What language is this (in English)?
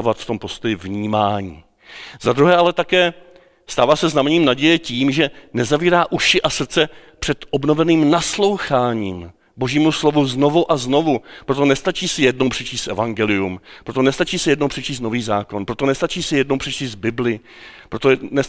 Czech